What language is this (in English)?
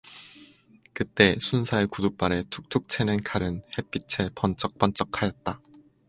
Korean